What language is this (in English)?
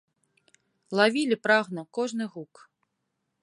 Belarusian